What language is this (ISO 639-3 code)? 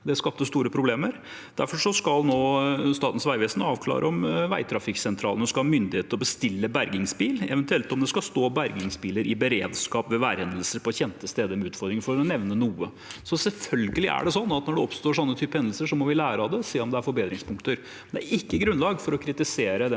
nor